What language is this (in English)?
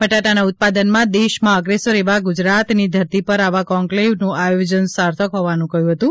Gujarati